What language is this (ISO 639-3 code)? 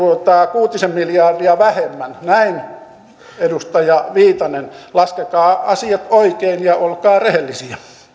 fin